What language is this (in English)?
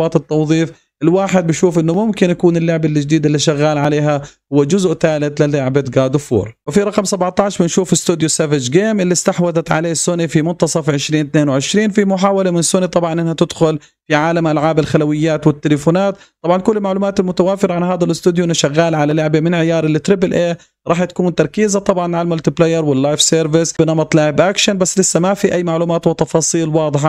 Arabic